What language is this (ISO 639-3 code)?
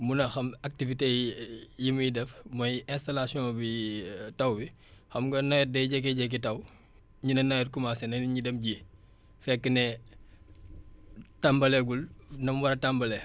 wol